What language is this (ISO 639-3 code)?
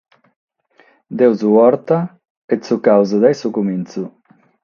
srd